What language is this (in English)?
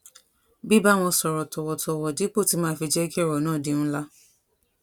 Yoruba